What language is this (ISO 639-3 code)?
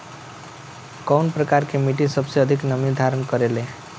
bho